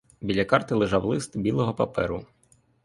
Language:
Ukrainian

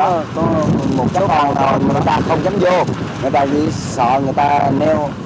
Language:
Vietnamese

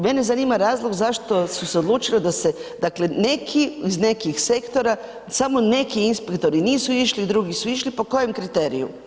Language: Croatian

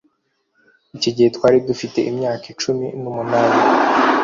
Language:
Kinyarwanda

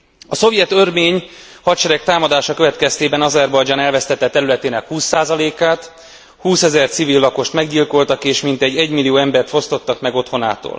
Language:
Hungarian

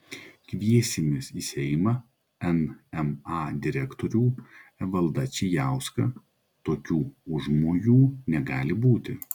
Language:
Lithuanian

